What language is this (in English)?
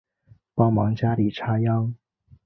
Chinese